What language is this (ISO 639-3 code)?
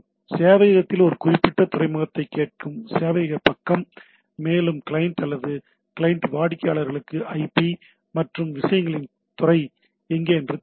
tam